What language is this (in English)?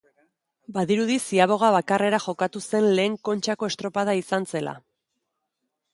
Basque